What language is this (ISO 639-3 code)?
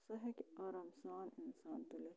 kas